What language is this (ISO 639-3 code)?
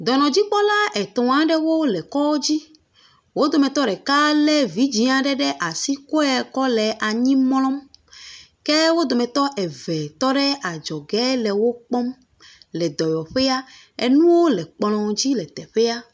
ewe